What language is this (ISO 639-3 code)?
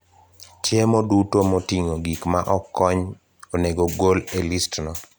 luo